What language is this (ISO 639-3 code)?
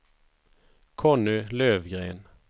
swe